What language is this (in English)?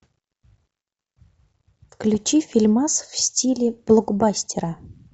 Russian